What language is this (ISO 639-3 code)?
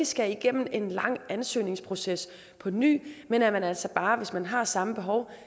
dan